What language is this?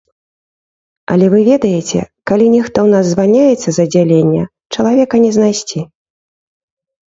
Belarusian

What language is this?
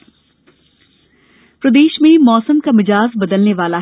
Hindi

